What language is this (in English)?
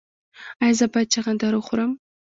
Pashto